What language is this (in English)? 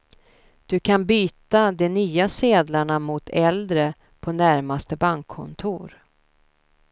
Swedish